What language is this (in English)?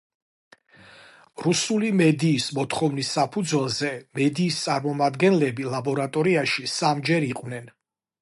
Georgian